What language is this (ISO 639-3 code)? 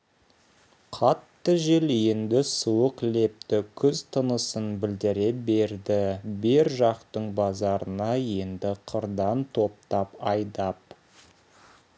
kaz